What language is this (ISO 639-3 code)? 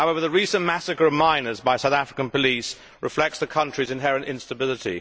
eng